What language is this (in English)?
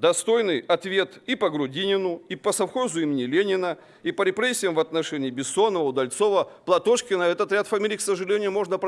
Russian